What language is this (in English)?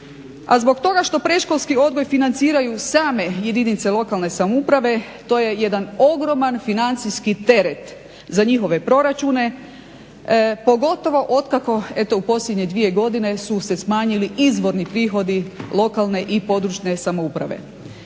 Croatian